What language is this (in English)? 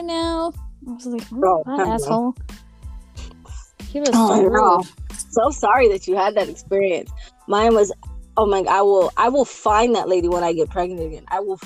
English